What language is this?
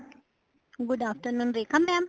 Punjabi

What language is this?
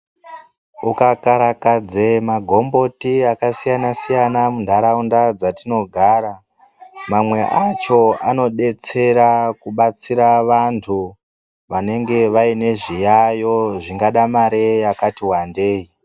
Ndau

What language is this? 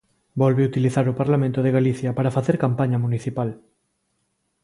Galician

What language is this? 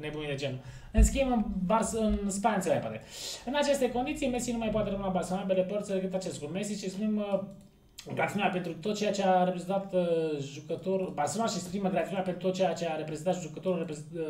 Romanian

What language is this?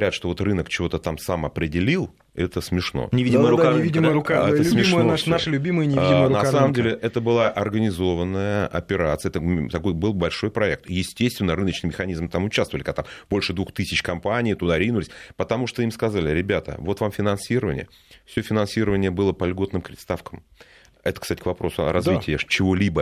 Russian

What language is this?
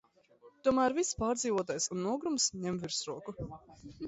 Latvian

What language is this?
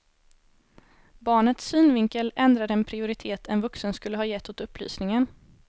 Swedish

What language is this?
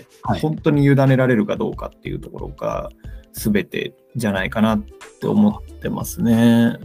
Japanese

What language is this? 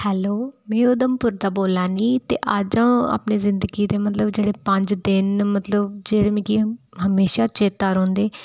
Dogri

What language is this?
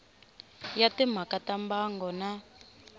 Tsonga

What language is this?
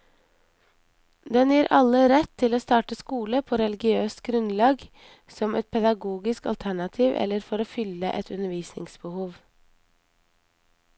Norwegian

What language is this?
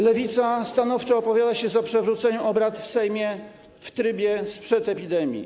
Polish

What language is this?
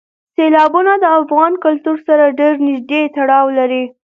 Pashto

